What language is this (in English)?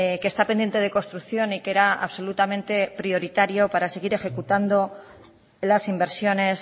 Spanish